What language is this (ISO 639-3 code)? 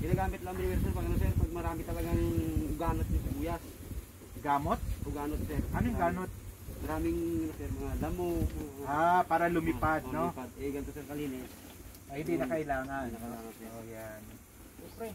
fil